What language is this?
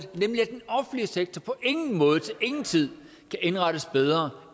Danish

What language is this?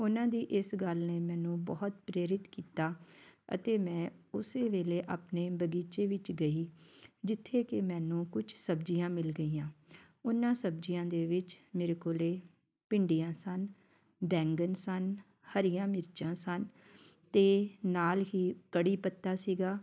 Punjabi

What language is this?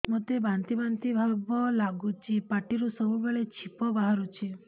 Odia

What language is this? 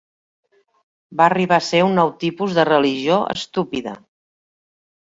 Catalan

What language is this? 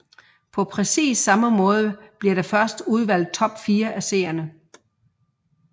Danish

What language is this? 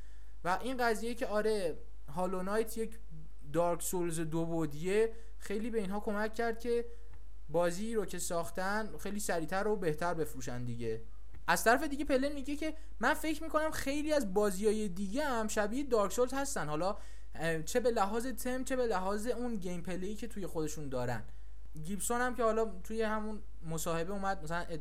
Persian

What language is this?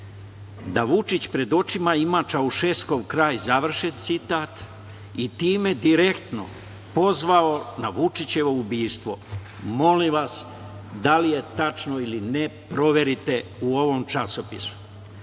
Serbian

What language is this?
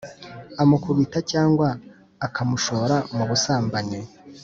Kinyarwanda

